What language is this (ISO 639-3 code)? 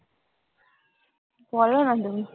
ben